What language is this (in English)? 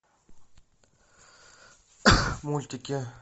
Russian